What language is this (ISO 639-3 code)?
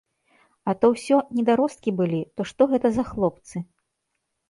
bel